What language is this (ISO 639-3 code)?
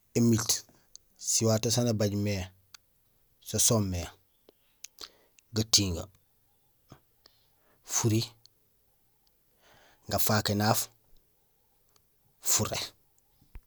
gsl